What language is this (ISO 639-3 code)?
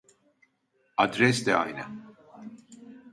tur